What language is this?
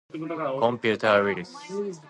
Japanese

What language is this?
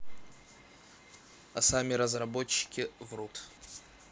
Russian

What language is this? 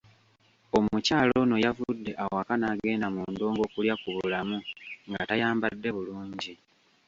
Ganda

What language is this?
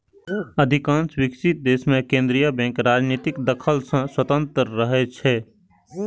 Maithili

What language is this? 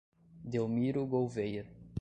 Portuguese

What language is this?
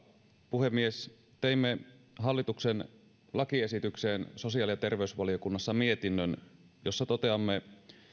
Finnish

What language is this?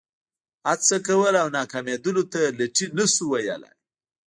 Pashto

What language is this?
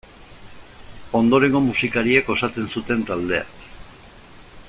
Basque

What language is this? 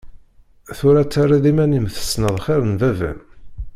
Kabyle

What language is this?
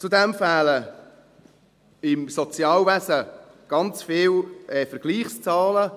Swiss German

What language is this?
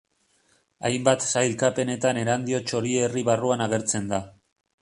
Basque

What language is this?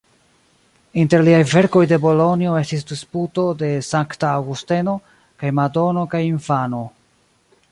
Esperanto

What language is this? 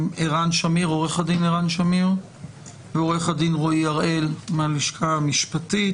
Hebrew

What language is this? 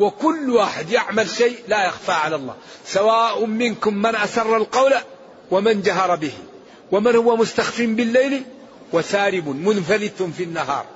Arabic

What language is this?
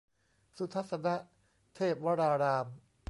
Thai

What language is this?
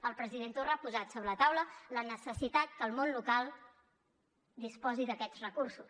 Catalan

